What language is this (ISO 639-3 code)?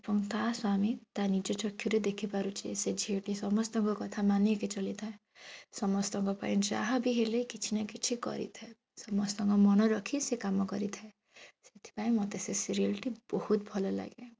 ori